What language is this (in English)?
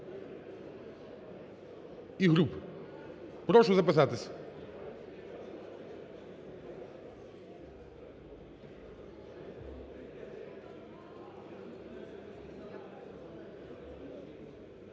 Ukrainian